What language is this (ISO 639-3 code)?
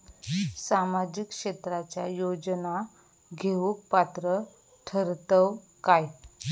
mar